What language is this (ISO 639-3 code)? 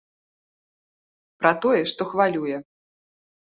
bel